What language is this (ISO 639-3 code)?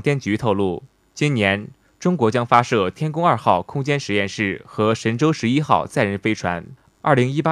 zho